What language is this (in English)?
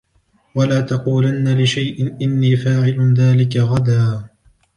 Arabic